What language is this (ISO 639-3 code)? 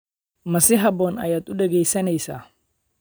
som